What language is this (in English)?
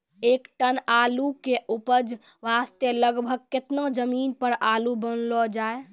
Maithili